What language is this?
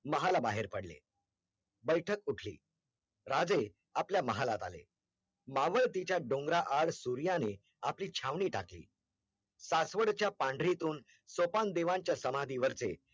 Marathi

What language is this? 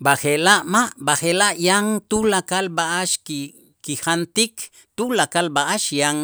Itzá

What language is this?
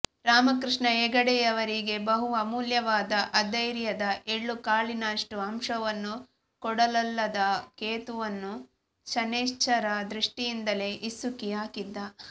Kannada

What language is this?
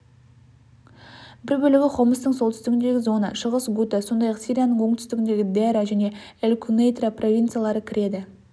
Kazakh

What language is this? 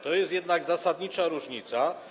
Polish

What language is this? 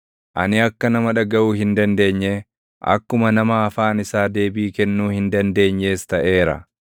Oromo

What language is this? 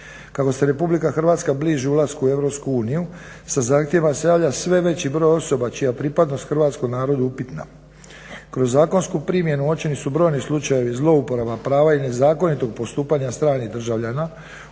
Croatian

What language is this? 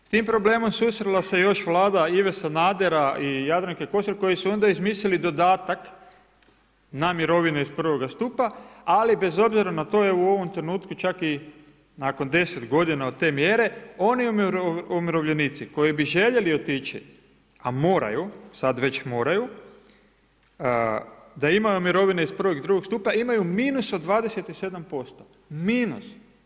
Croatian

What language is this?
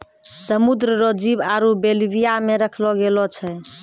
Maithili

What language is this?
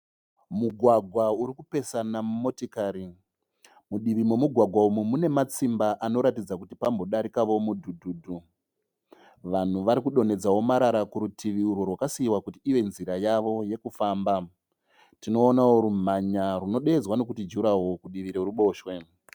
Shona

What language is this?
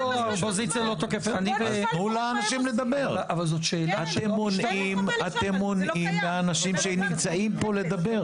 Hebrew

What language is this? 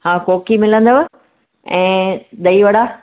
Sindhi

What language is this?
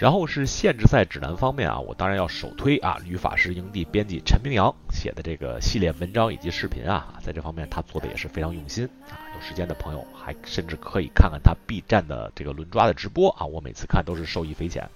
Chinese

